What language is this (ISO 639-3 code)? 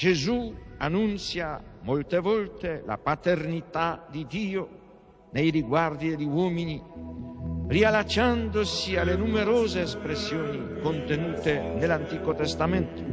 slk